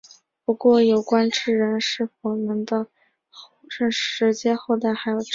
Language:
Chinese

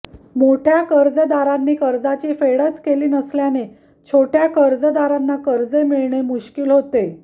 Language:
Marathi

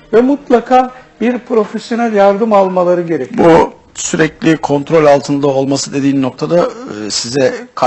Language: Turkish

